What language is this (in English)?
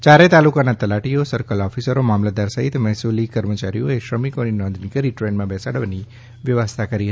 Gujarati